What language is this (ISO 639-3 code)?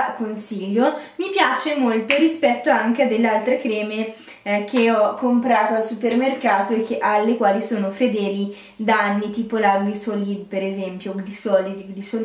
ita